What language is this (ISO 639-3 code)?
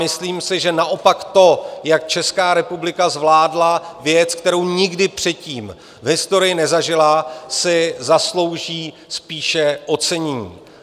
ces